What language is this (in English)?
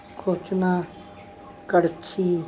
Punjabi